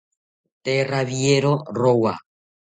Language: South Ucayali Ashéninka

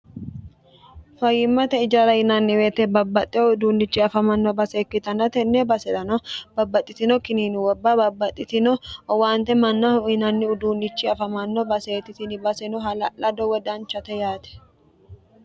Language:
Sidamo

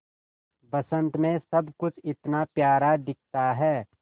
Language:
Hindi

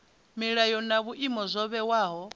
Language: Venda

